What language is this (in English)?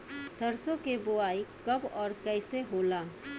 Bhojpuri